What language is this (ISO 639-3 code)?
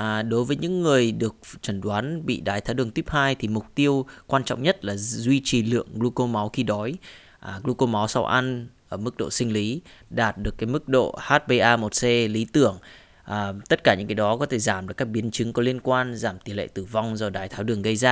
vie